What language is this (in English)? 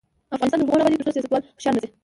Pashto